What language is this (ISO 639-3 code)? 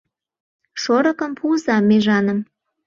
chm